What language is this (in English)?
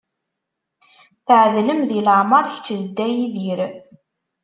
Kabyle